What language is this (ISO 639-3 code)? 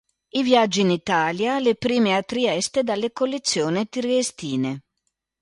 ita